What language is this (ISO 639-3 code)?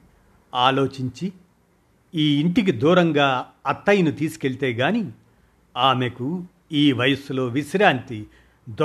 tel